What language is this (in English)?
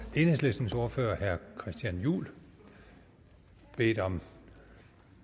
Danish